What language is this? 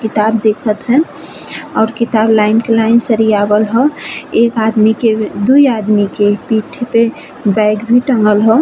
Bhojpuri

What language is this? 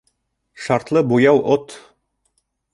Bashkir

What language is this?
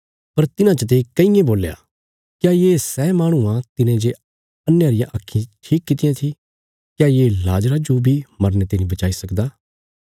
Bilaspuri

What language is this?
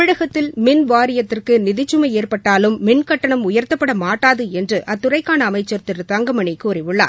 Tamil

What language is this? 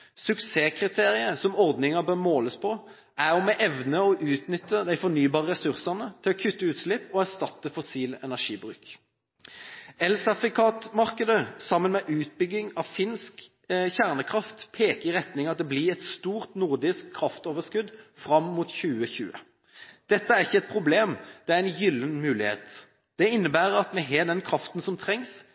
Norwegian Bokmål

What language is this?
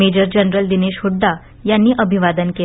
Marathi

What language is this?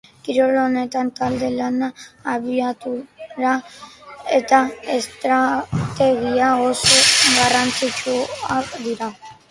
Basque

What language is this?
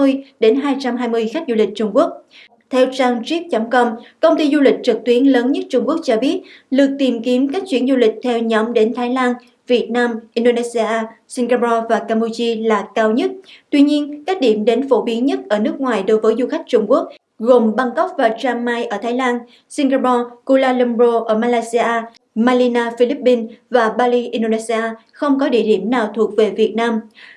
Vietnamese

